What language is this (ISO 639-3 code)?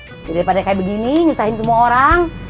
ind